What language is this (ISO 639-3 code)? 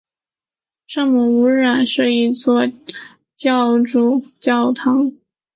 zho